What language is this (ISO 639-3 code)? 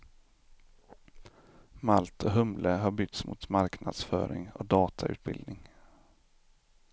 swe